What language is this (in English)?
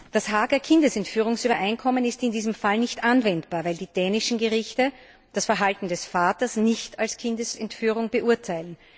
German